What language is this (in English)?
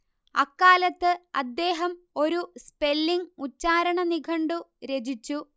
Malayalam